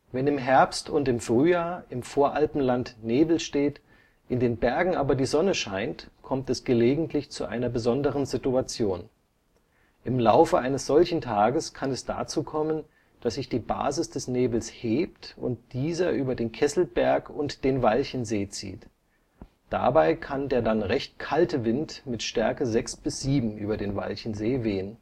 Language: German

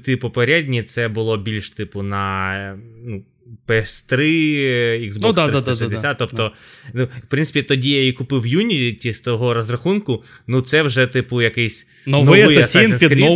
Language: Ukrainian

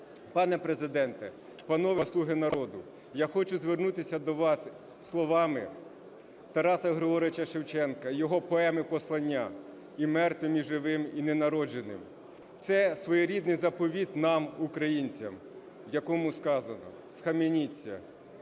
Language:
Ukrainian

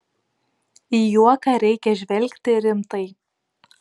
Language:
Lithuanian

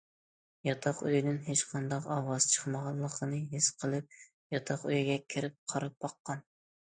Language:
Uyghur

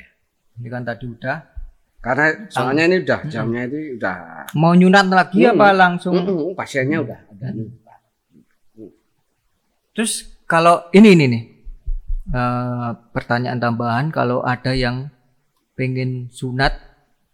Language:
Indonesian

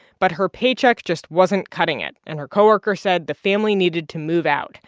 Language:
English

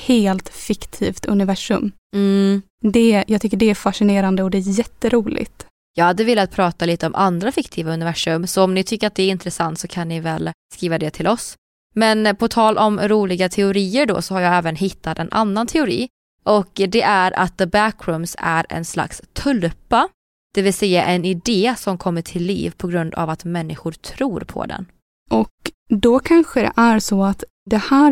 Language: Swedish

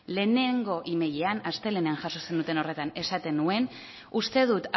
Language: Basque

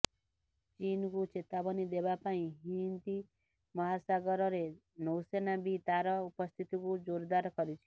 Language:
Odia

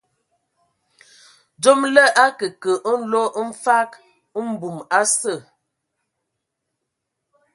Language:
Ewondo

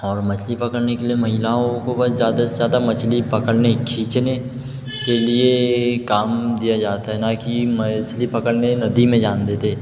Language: Hindi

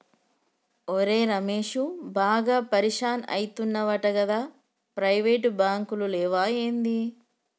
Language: Telugu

